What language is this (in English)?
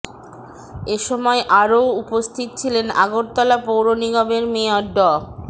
Bangla